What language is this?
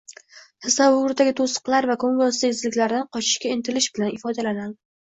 Uzbek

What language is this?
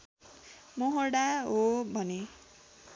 Nepali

